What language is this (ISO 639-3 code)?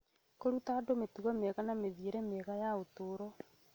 kik